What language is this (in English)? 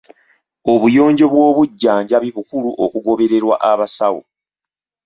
Ganda